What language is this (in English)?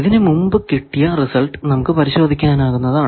Malayalam